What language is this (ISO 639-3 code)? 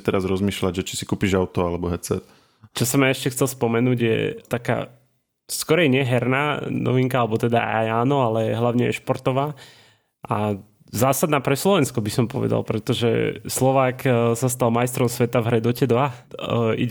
slk